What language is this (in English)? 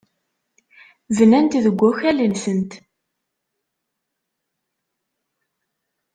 Kabyle